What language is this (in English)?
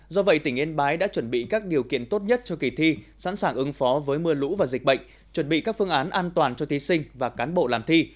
Vietnamese